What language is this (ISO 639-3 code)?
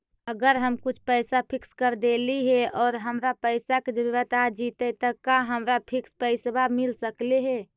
mag